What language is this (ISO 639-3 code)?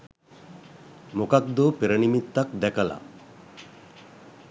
sin